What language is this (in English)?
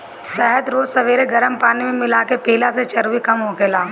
Bhojpuri